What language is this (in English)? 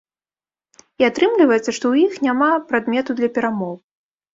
Belarusian